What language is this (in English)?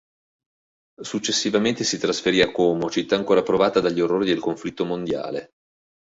Italian